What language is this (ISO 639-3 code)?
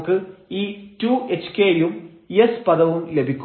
mal